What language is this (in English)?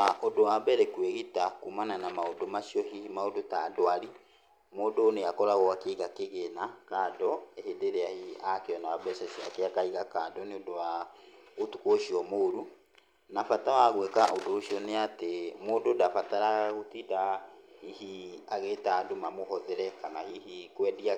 Kikuyu